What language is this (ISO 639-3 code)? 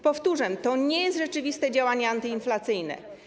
pol